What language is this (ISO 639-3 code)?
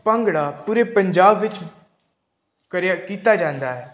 pan